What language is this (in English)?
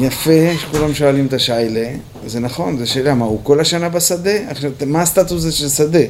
Hebrew